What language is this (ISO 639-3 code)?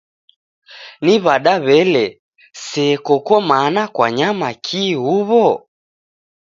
dav